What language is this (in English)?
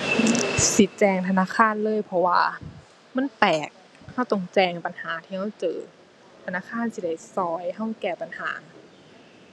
Thai